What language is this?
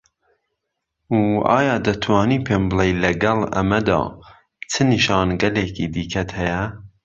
Central Kurdish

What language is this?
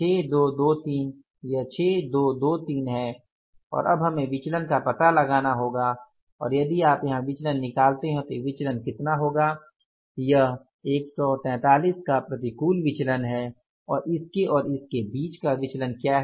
Hindi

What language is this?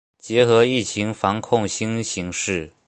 Chinese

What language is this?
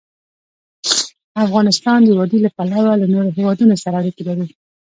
Pashto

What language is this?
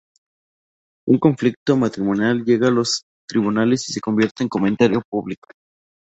Spanish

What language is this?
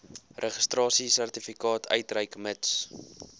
Afrikaans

